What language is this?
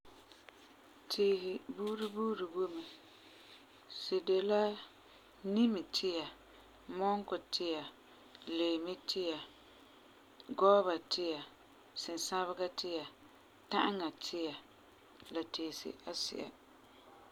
Frafra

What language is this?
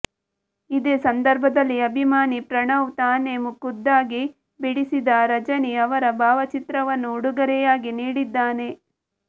Kannada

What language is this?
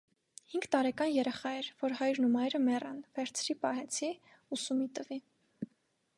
Armenian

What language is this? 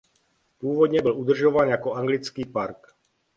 Czech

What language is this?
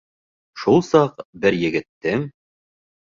Bashkir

